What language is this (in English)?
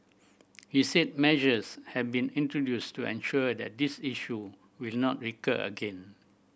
English